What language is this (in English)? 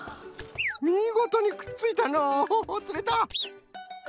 Japanese